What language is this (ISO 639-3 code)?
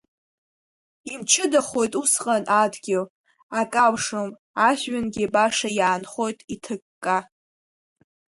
abk